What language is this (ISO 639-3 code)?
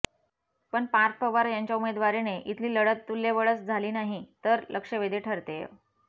mar